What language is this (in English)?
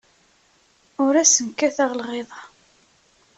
Kabyle